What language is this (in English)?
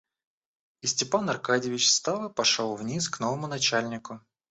Russian